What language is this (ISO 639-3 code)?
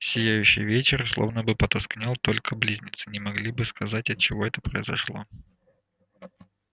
rus